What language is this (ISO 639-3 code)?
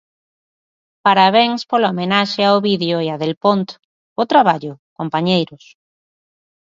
glg